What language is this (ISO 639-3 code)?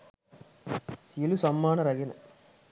sin